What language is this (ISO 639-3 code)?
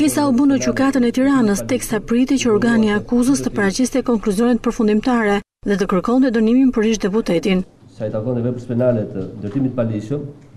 ron